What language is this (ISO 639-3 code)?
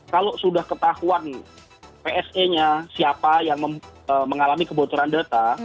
ind